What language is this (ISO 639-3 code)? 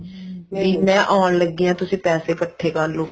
pan